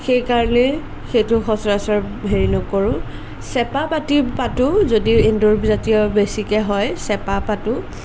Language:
Assamese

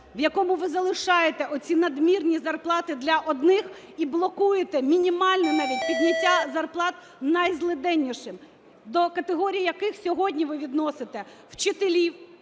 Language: Ukrainian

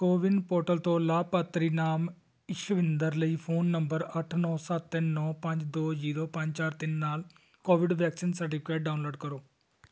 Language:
Punjabi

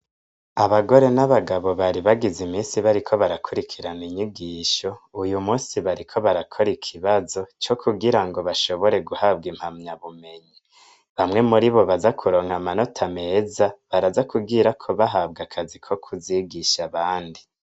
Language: Rundi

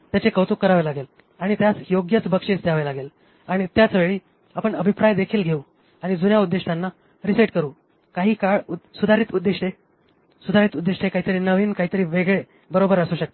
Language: Marathi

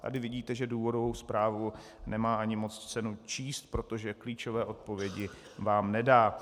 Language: Czech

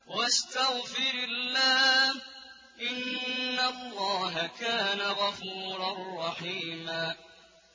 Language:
Arabic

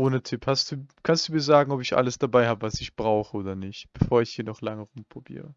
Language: German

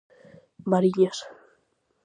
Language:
Galician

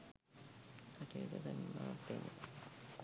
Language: Sinhala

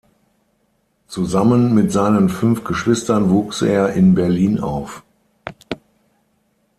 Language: German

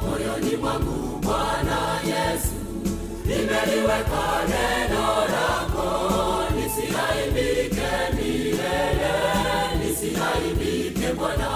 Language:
Swahili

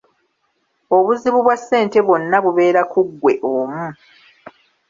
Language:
Ganda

